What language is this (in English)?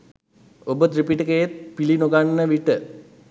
Sinhala